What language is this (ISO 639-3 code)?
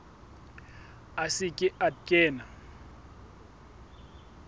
sot